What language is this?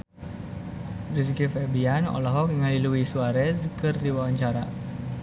Sundanese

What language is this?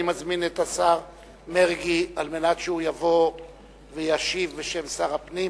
Hebrew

